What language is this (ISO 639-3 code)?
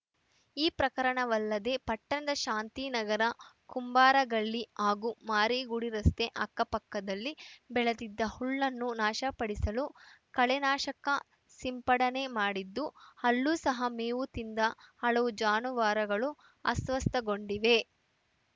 kan